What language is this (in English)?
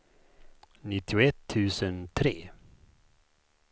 Swedish